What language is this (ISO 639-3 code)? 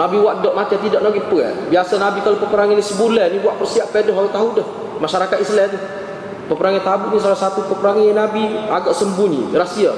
msa